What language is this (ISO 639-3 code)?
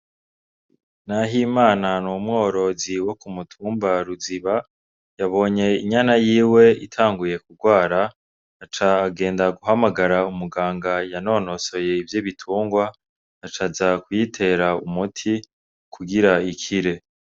run